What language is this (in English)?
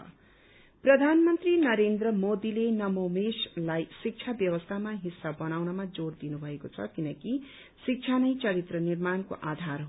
Nepali